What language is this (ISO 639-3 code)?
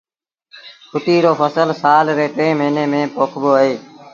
sbn